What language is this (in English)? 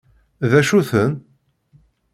Kabyle